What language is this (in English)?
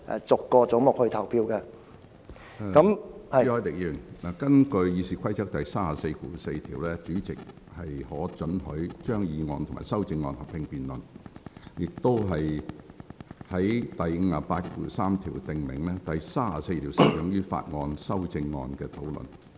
Cantonese